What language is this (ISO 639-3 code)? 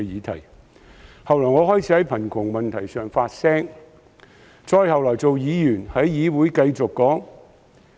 yue